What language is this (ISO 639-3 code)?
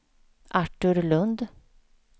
swe